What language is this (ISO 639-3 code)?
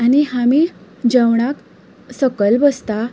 kok